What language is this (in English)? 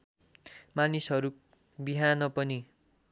Nepali